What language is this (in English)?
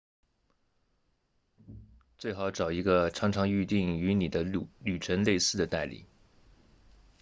Chinese